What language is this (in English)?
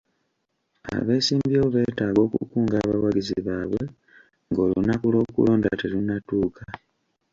Ganda